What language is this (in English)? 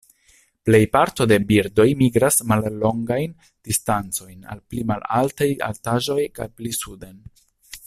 Esperanto